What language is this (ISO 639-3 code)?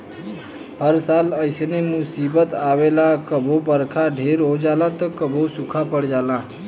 bho